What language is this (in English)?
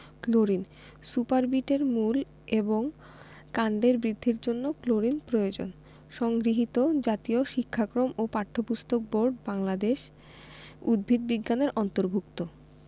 Bangla